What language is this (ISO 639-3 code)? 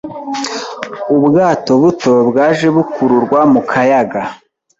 kin